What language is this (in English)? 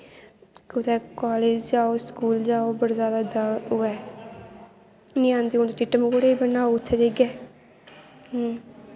Dogri